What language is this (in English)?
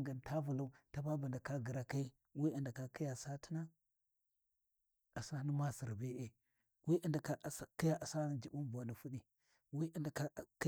Warji